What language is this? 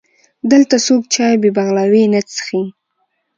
Pashto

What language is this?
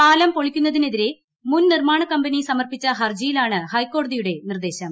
Malayalam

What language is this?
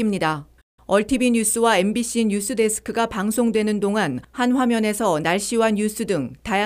Korean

